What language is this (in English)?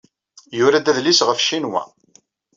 Kabyle